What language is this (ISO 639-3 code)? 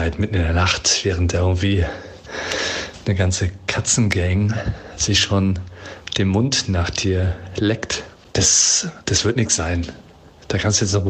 deu